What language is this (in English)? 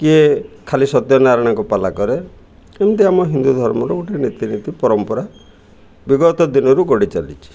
Odia